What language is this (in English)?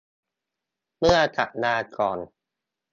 Thai